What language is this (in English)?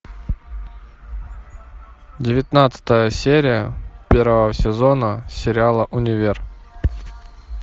Russian